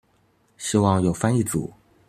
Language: Chinese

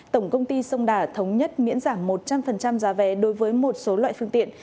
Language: Vietnamese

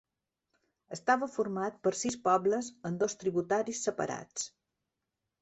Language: Catalan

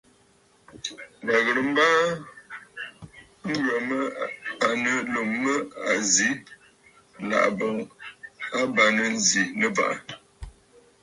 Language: Bafut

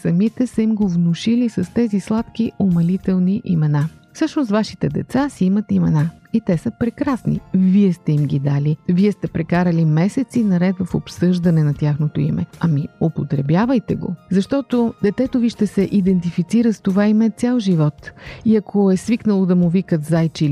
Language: Bulgarian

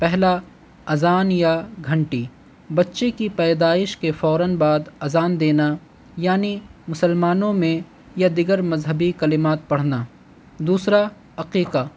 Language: Urdu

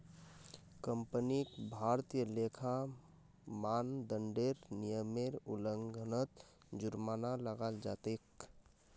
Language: Magahi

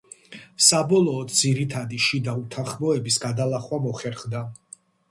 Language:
Georgian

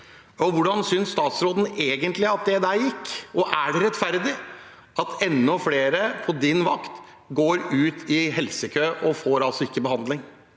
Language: Norwegian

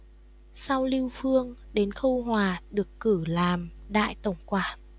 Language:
Vietnamese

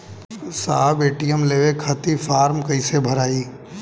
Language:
Bhojpuri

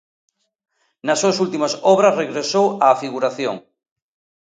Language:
Galician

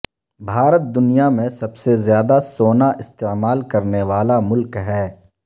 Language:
Urdu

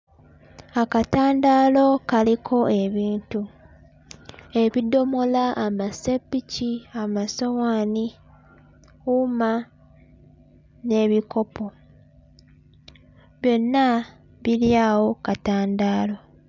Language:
Ganda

